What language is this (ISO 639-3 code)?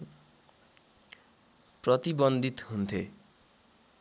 nep